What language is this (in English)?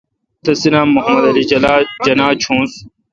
Kalkoti